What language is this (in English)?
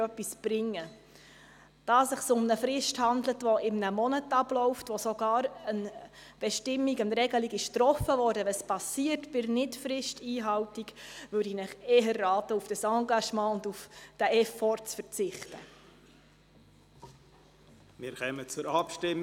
Swiss German